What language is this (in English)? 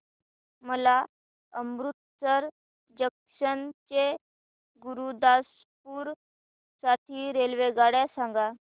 Marathi